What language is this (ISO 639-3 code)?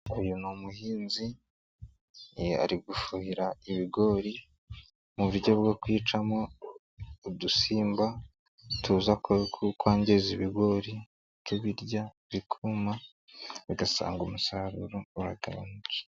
kin